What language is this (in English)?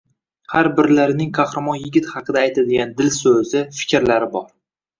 Uzbek